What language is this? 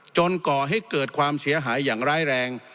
Thai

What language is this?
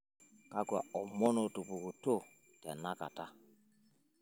Masai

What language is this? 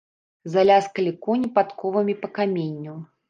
Belarusian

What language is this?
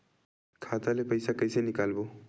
Chhattisgarhi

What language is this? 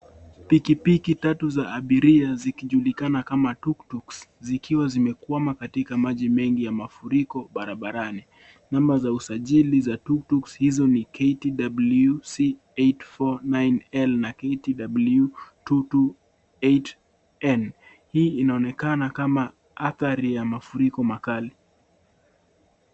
Swahili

